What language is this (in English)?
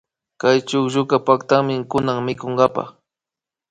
Imbabura Highland Quichua